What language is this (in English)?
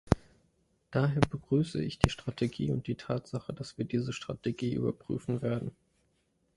German